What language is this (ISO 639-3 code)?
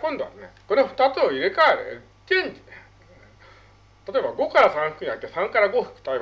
jpn